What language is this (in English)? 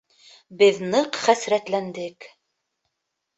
Bashkir